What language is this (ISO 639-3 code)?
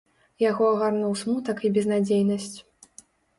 bel